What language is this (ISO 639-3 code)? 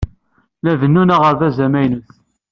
kab